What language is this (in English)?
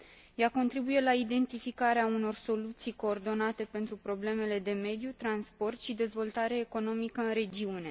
Romanian